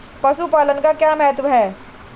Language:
Hindi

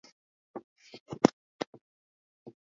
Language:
Swahili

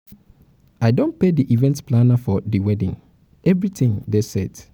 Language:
Nigerian Pidgin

